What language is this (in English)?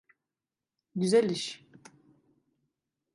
Turkish